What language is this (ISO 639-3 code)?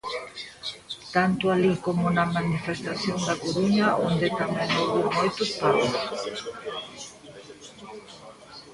glg